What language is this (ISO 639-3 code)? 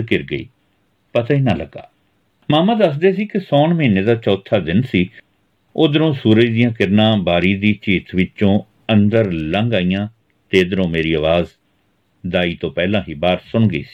pan